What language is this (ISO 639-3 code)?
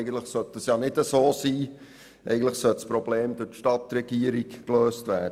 gsw